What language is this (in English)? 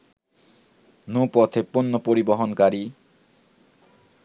Bangla